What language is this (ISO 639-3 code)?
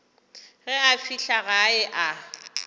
nso